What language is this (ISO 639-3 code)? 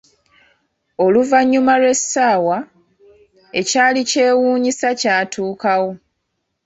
lug